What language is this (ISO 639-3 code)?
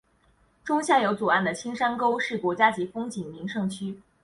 zho